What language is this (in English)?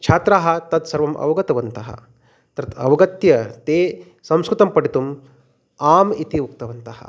Sanskrit